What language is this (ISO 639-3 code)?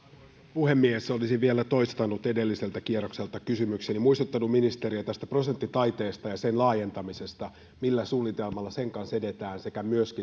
fin